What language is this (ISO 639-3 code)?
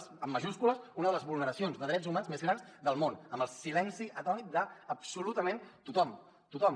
cat